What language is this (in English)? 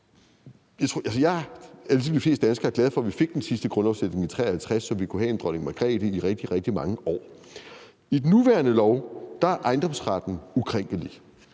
Danish